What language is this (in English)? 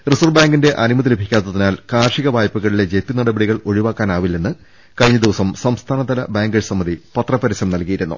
Malayalam